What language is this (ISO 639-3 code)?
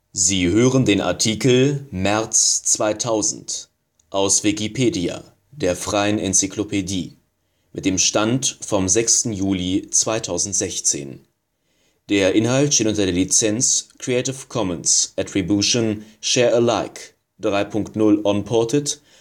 deu